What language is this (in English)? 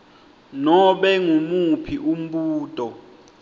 Swati